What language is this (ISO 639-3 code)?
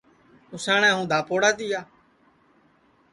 ssi